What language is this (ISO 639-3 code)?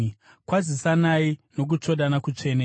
sna